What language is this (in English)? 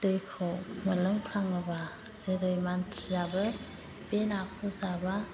Bodo